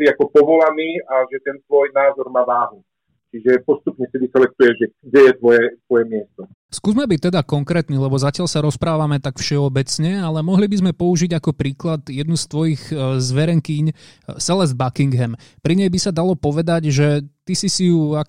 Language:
Slovak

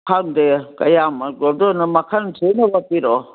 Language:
Manipuri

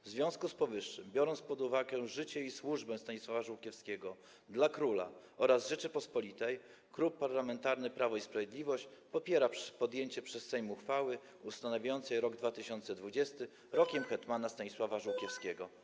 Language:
Polish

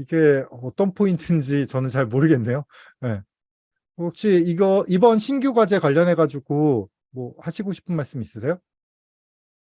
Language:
Korean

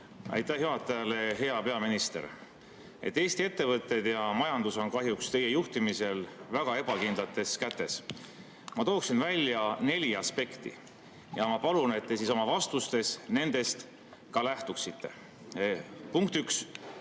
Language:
Estonian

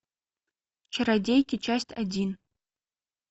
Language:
Russian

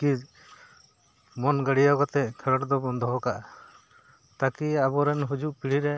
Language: Santali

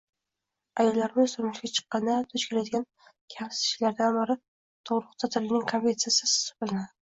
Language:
Uzbek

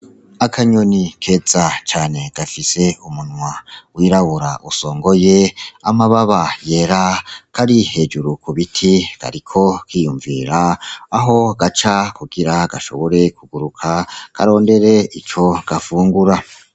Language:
Rundi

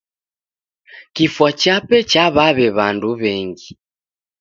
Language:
Taita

